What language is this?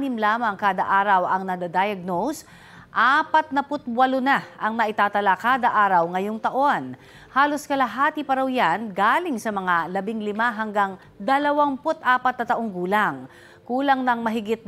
Filipino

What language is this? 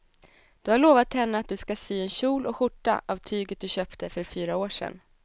Swedish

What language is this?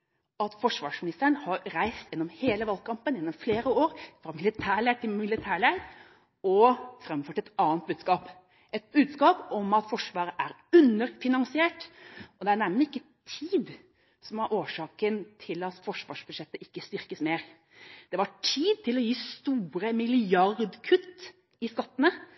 Norwegian Bokmål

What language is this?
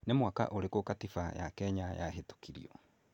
Kikuyu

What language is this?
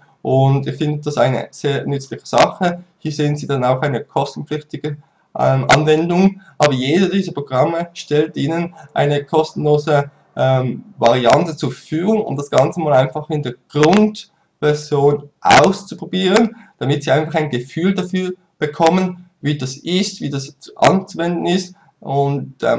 German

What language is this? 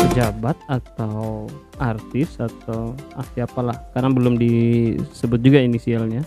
Indonesian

